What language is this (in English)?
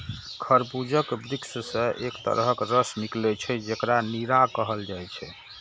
Maithili